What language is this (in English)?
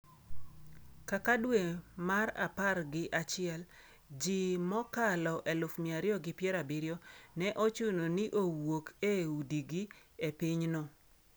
Luo (Kenya and Tanzania)